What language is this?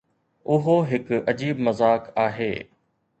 Sindhi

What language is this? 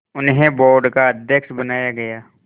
Hindi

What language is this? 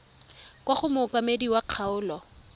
Tswana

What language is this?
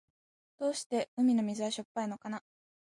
Japanese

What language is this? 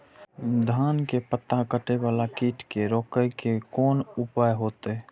Maithili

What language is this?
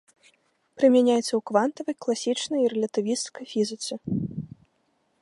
Belarusian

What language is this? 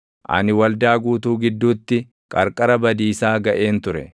Oromo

